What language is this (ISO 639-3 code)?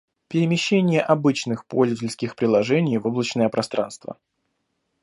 rus